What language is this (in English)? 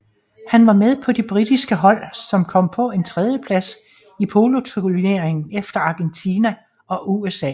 Danish